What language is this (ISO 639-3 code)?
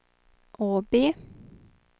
swe